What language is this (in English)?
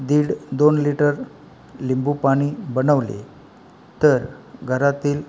Marathi